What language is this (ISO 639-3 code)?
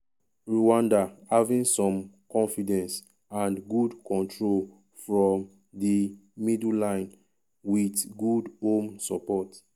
pcm